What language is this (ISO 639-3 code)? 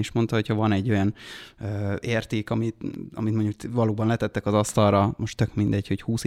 hun